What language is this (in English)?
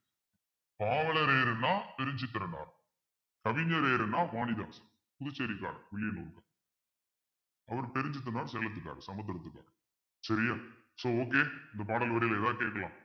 Tamil